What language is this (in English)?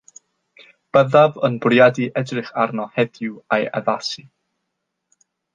Welsh